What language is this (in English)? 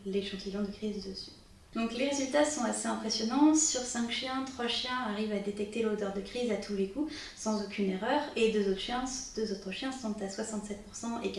French